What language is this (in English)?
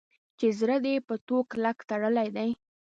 Pashto